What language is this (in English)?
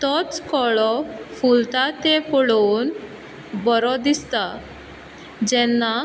Konkani